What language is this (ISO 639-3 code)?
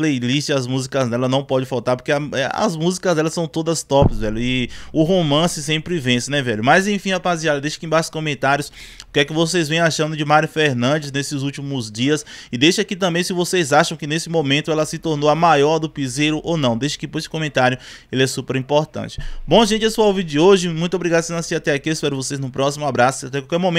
por